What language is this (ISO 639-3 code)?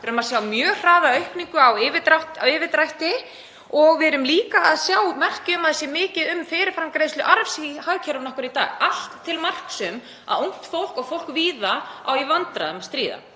isl